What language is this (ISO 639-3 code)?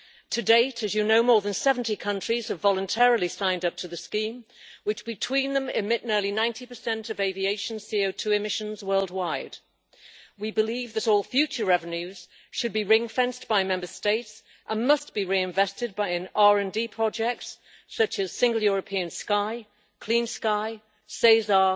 eng